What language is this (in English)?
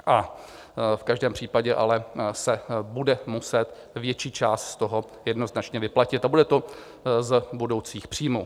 Czech